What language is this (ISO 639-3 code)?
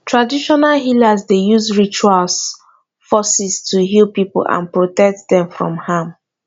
pcm